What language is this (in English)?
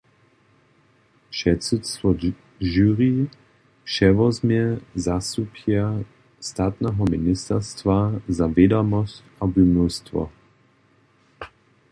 Upper Sorbian